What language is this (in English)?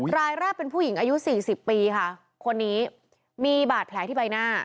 Thai